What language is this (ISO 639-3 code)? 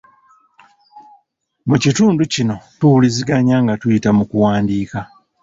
lug